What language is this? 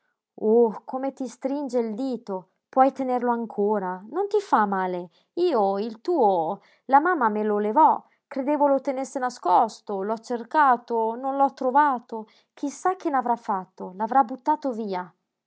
Italian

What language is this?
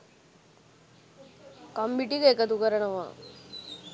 Sinhala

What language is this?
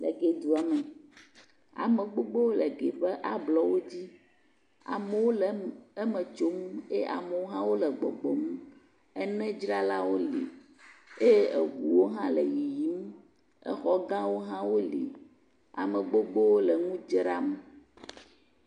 Ewe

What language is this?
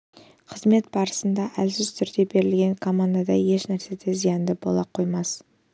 Kazakh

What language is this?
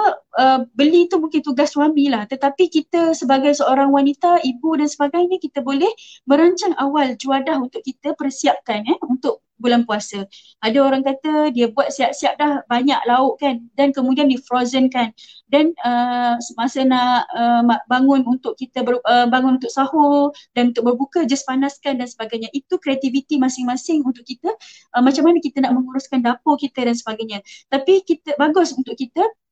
Malay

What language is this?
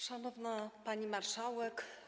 Polish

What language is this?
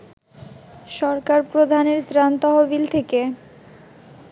Bangla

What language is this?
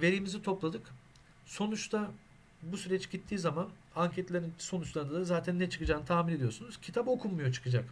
Turkish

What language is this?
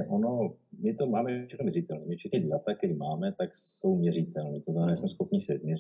Czech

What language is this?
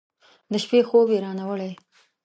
Pashto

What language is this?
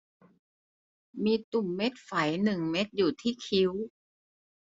Thai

